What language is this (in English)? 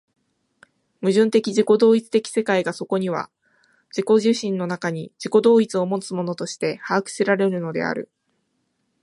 Japanese